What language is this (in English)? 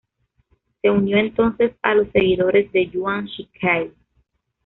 Spanish